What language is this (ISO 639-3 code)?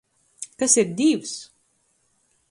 ltg